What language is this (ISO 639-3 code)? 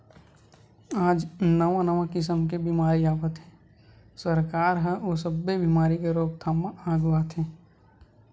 hne